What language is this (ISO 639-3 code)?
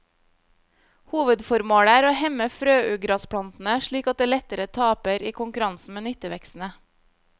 nor